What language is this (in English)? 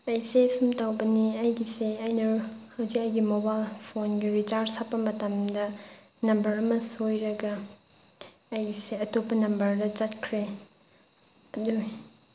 Manipuri